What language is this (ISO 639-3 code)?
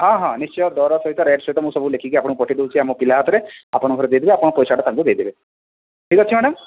ori